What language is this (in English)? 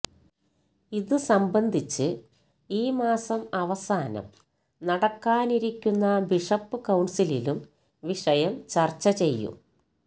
Malayalam